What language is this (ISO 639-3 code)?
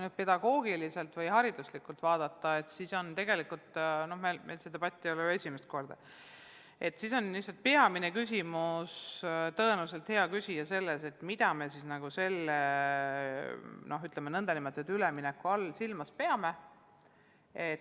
est